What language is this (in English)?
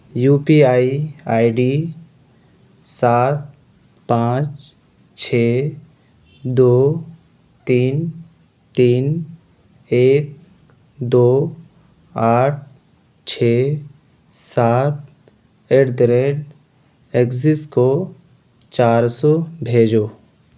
Urdu